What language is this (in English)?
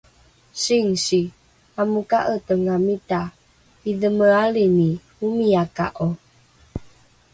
Rukai